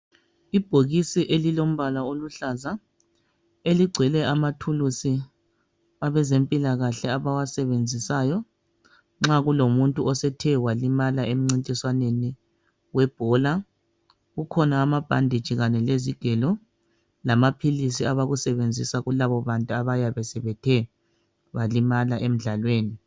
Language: North Ndebele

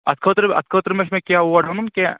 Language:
Kashmiri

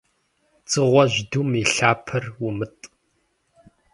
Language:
Kabardian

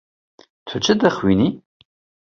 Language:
Kurdish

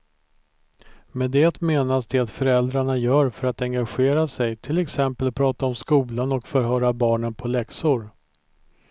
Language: Swedish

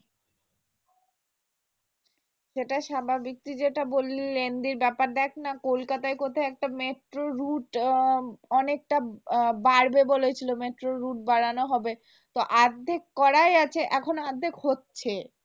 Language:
Bangla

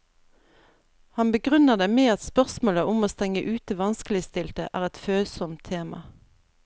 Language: Norwegian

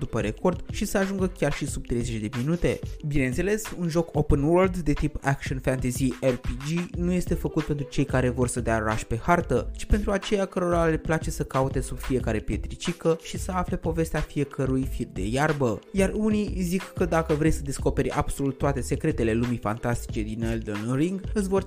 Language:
Romanian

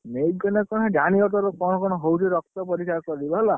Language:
Odia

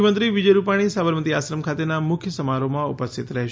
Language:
Gujarati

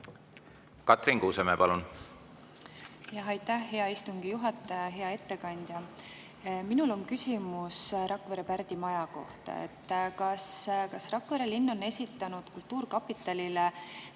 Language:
Estonian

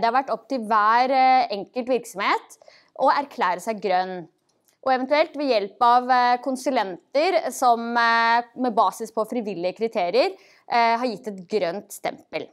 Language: Norwegian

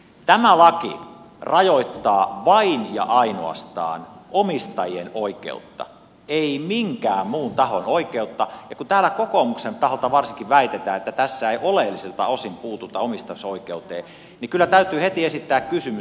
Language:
Finnish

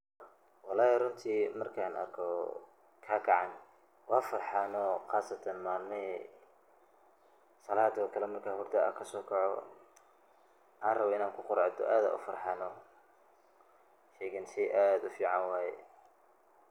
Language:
Somali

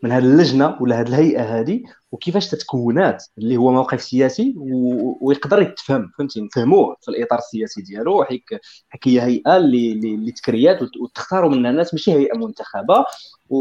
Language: Arabic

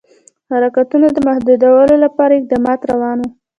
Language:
Pashto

